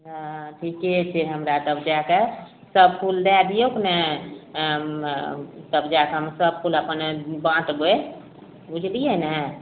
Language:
Maithili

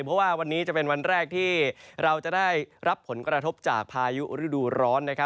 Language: Thai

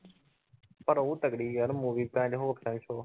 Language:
Punjabi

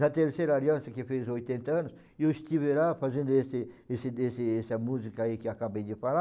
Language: Portuguese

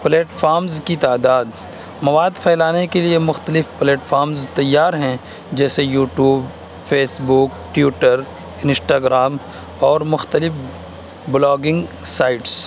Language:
Urdu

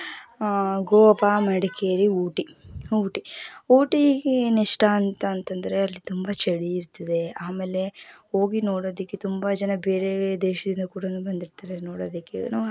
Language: Kannada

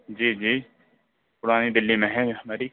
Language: Urdu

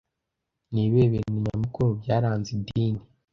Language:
Kinyarwanda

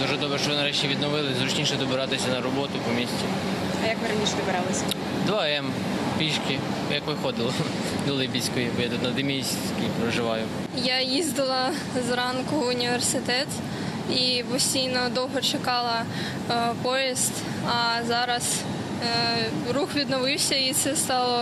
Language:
Ukrainian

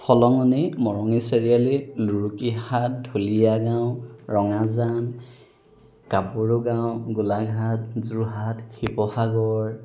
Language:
Assamese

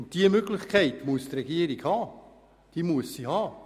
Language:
Swiss German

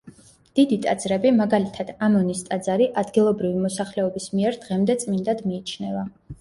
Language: Georgian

